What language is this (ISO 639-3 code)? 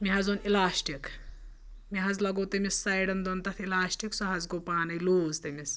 kas